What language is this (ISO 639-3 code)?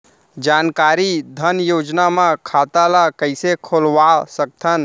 hne